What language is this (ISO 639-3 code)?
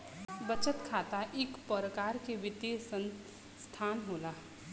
bho